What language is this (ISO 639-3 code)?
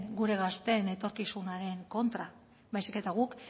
eus